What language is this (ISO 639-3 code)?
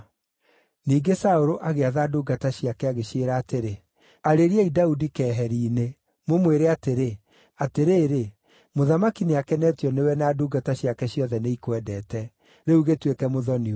kik